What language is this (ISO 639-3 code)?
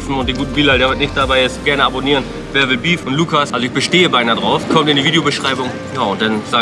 deu